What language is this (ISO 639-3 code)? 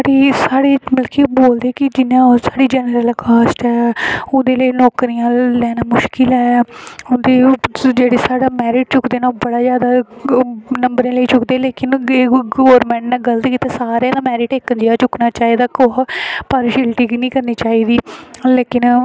doi